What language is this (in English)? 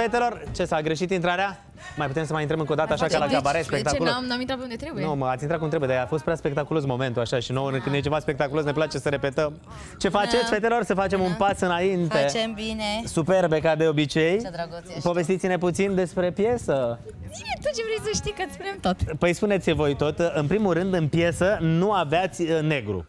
Romanian